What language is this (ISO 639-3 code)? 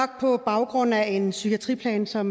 dan